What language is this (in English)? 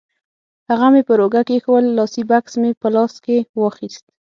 Pashto